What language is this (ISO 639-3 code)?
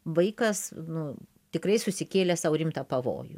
lit